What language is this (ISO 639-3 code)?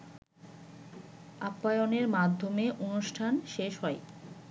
ben